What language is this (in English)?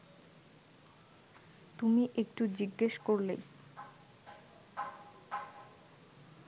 Bangla